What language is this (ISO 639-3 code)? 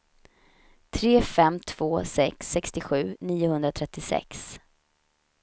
swe